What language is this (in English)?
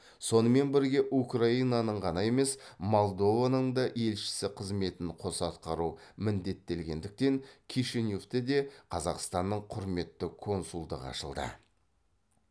Kazakh